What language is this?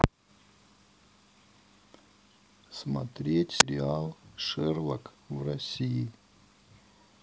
Russian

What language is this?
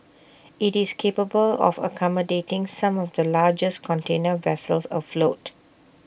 English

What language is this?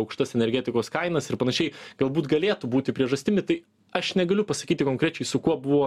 Lithuanian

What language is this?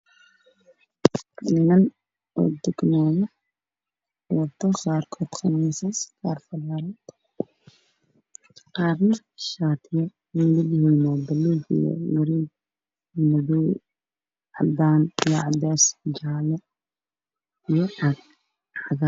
Somali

